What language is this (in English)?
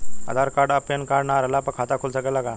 Bhojpuri